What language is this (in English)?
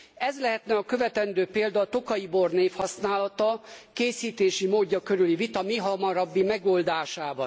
Hungarian